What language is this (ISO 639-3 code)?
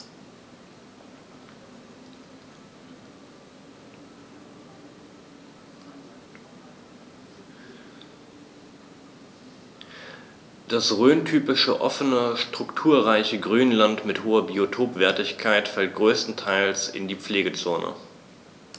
deu